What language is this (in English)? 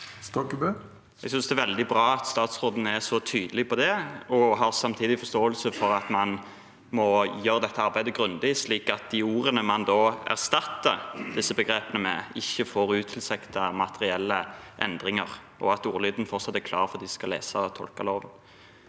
Norwegian